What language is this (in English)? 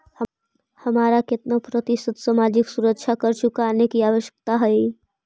Magahi